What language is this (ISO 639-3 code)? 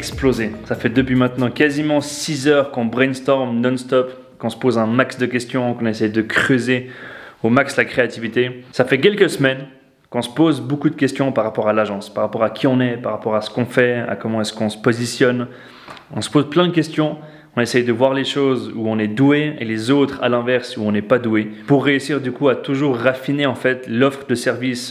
fra